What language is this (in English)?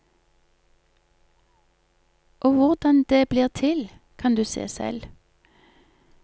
Norwegian